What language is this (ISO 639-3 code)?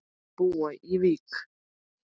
isl